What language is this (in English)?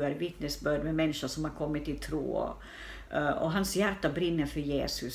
Swedish